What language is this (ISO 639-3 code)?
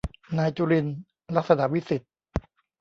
tha